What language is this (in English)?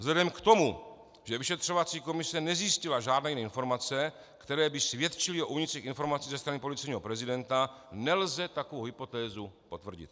Czech